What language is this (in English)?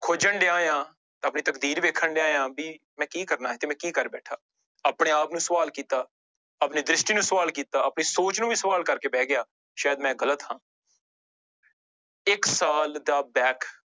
Punjabi